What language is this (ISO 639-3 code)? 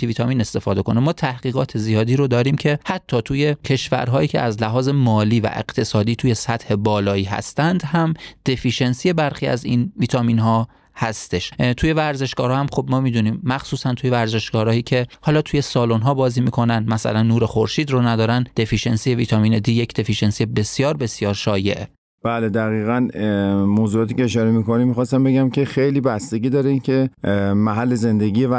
fas